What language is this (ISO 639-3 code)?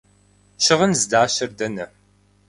kbd